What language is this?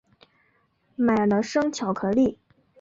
Chinese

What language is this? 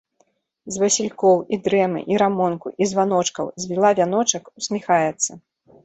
Belarusian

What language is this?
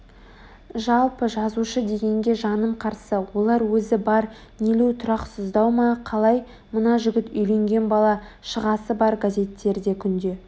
Kazakh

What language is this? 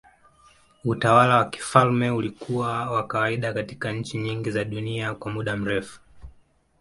Swahili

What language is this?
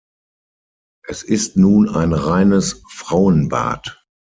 German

